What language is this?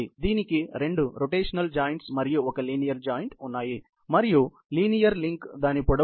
Telugu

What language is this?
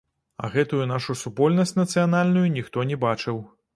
Belarusian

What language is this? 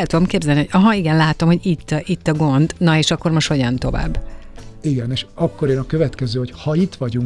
Hungarian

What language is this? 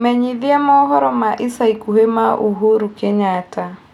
Kikuyu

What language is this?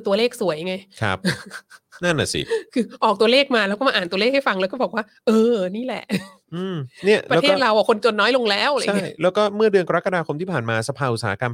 Thai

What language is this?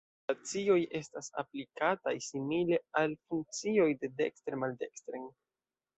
Esperanto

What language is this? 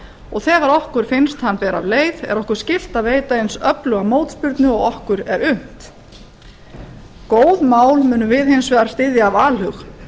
Icelandic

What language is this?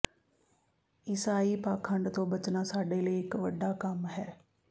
Punjabi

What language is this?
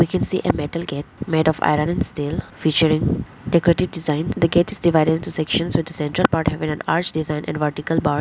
English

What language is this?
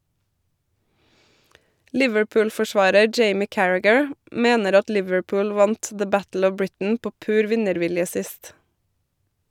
Norwegian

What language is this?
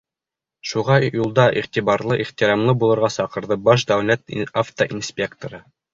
Bashkir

